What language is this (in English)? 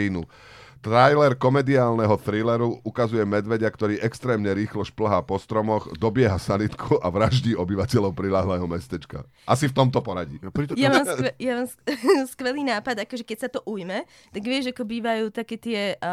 Slovak